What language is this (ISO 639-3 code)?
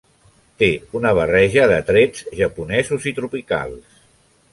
cat